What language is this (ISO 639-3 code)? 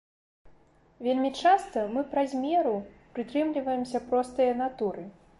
bel